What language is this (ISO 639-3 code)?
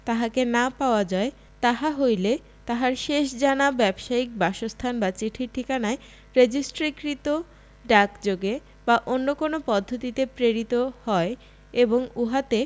ben